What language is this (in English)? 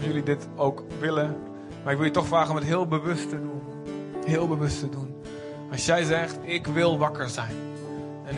Dutch